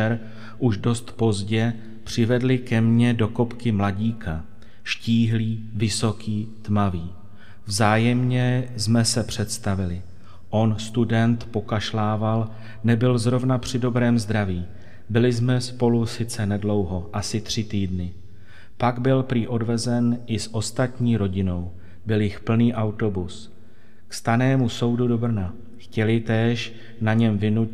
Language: Czech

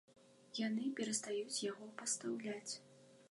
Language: Belarusian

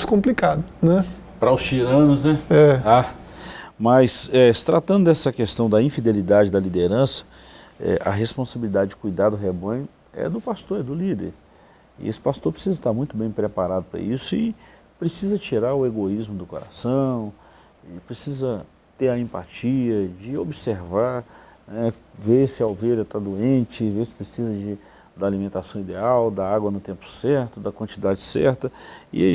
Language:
Portuguese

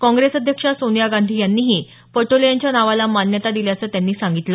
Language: Marathi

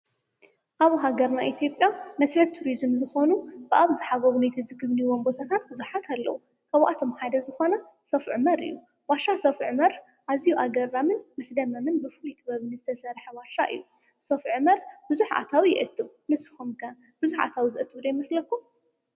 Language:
Tigrinya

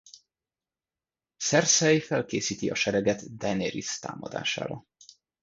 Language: Hungarian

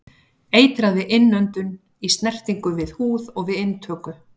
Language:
Icelandic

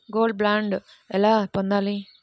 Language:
Telugu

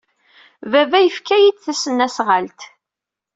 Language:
Kabyle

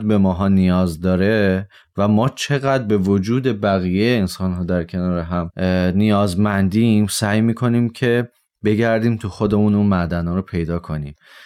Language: Persian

